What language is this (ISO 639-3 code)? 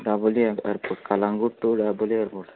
kok